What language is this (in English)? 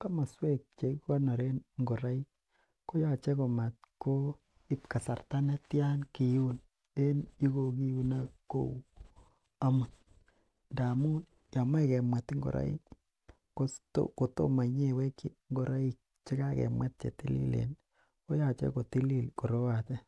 Kalenjin